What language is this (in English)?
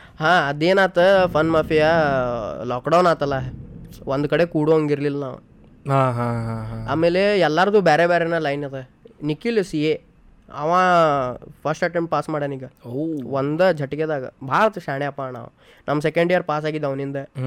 Kannada